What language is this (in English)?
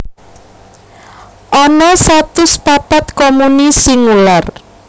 Javanese